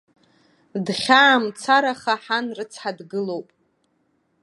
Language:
Abkhazian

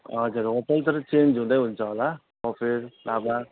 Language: Nepali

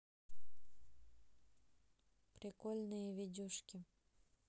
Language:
Russian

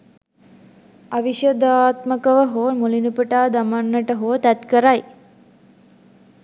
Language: Sinhala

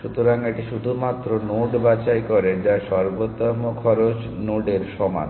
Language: Bangla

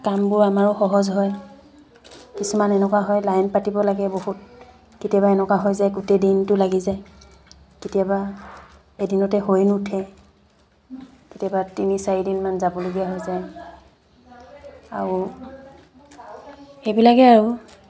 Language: Assamese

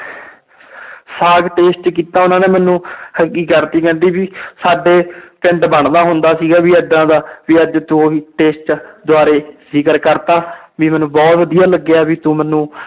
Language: Punjabi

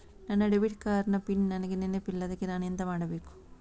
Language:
Kannada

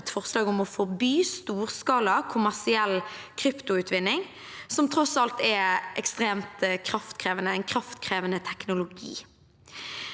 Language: Norwegian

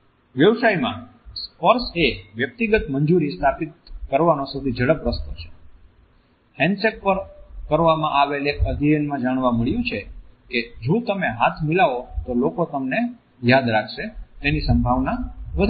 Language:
Gujarati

